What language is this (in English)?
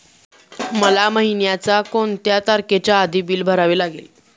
Marathi